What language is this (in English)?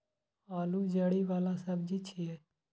Maithili